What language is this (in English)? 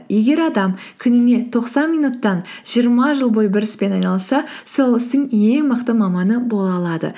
Kazakh